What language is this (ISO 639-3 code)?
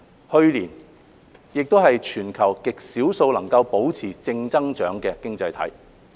yue